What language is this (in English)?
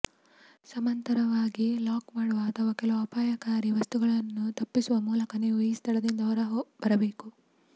Kannada